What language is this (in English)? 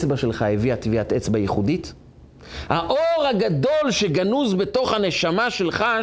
Hebrew